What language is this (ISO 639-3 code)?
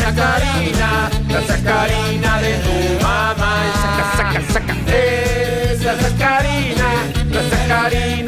spa